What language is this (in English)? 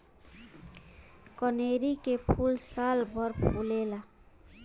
Bhojpuri